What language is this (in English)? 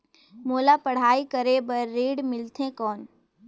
Chhattisgarhi